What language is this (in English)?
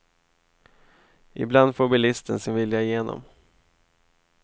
Swedish